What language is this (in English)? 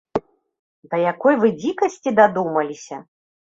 Belarusian